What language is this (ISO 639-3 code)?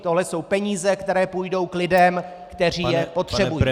ces